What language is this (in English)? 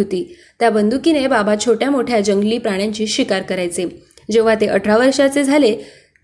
Marathi